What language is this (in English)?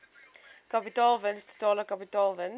Afrikaans